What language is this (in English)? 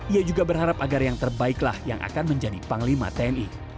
Indonesian